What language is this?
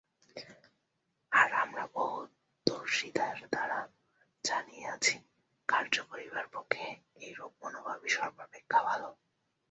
Bangla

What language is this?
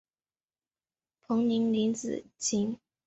Chinese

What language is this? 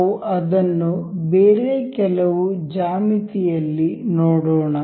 Kannada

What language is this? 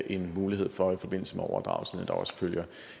Danish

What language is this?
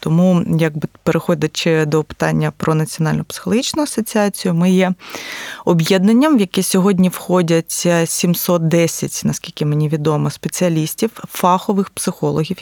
Ukrainian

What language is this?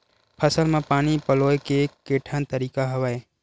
Chhattisgarhi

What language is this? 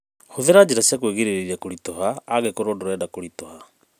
Kikuyu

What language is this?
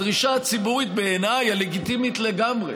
Hebrew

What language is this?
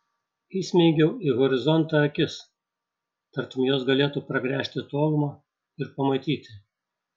Lithuanian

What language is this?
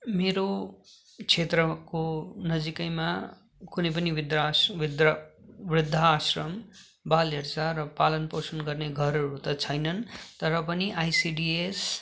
Nepali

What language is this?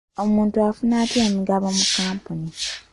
Ganda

